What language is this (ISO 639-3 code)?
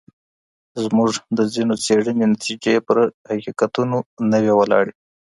pus